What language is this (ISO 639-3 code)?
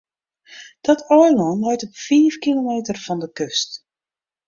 fry